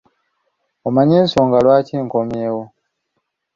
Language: Ganda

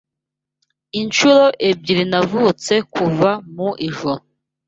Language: Kinyarwanda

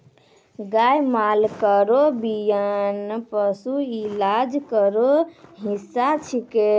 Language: Maithili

